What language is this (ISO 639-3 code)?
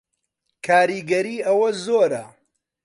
ckb